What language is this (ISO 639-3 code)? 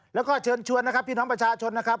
tha